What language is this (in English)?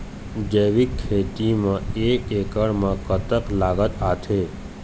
Chhattisgarhi